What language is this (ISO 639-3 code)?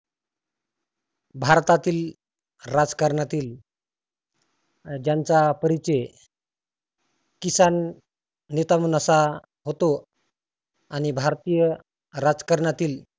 mar